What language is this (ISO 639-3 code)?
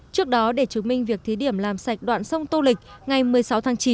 vie